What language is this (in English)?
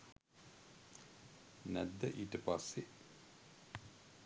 Sinhala